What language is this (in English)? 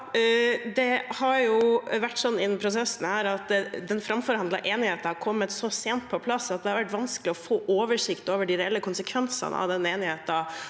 Norwegian